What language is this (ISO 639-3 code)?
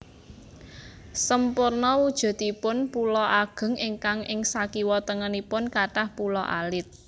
jav